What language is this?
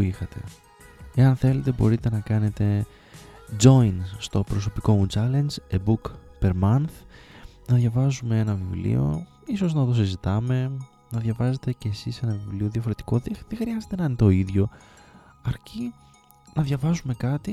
Greek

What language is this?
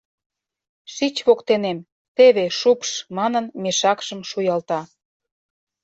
Mari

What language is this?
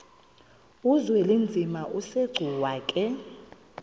Xhosa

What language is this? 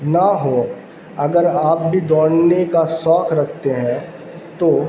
Urdu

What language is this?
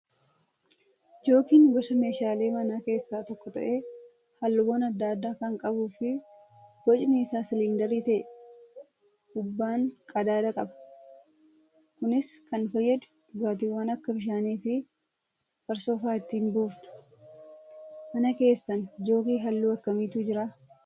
Oromo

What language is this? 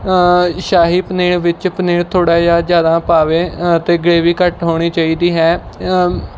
Punjabi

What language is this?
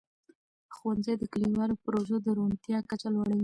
Pashto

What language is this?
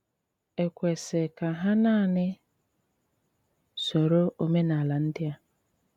Igbo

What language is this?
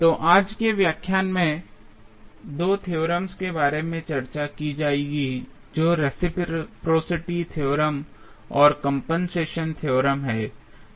Hindi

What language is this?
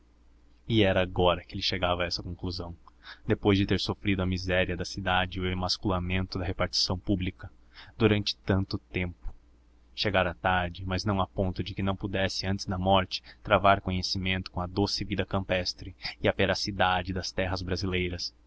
Portuguese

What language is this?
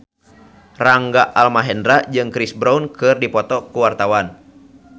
Sundanese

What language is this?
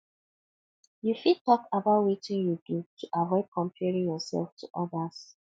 Nigerian Pidgin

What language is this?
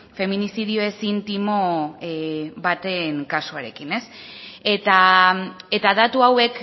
Basque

